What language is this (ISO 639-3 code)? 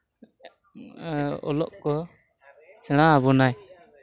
sat